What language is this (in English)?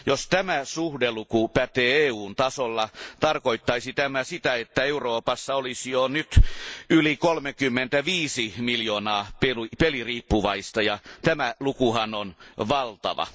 Finnish